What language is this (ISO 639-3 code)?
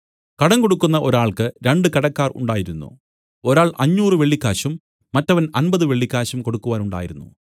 mal